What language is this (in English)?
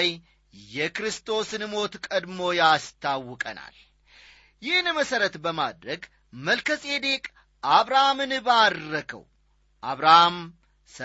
Amharic